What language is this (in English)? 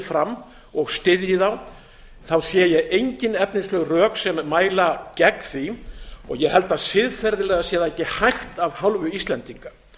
Icelandic